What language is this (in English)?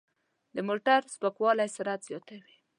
Pashto